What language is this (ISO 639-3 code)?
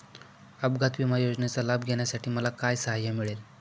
mar